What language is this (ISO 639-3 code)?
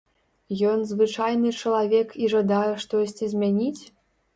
bel